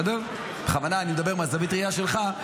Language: Hebrew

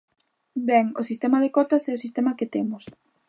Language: Galician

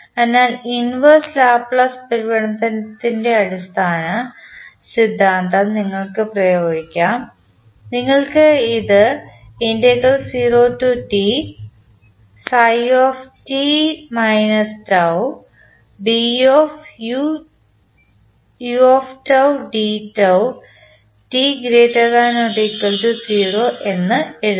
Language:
Malayalam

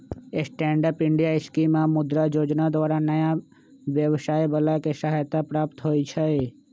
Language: Magahi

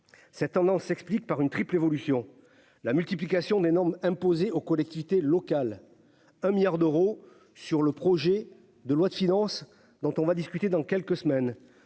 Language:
French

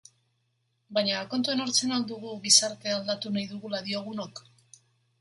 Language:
Basque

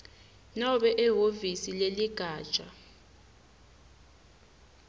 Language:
Swati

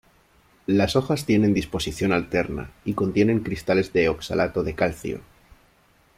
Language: Spanish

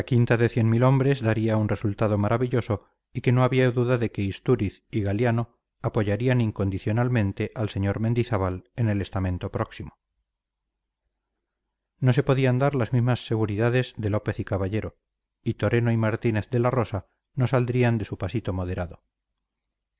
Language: Spanish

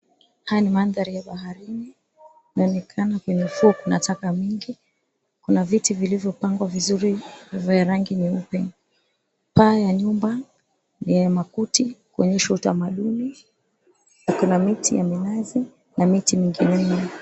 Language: Swahili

